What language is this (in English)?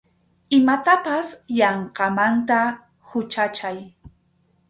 Arequipa-La Unión Quechua